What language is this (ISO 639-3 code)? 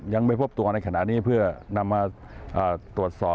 tha